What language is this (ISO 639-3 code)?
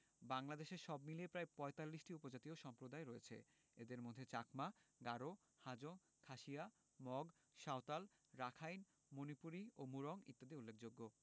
ben